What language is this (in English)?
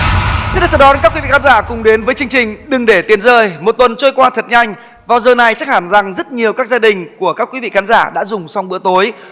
Vietnamese